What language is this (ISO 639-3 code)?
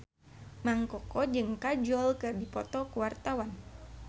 sun